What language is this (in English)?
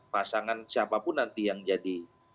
Indonesian